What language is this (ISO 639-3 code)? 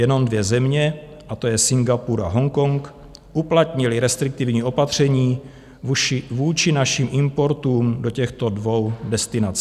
ces